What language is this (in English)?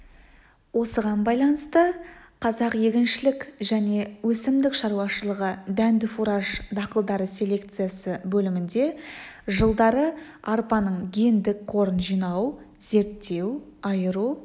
Kazakh